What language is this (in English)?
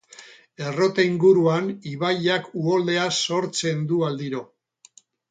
Basque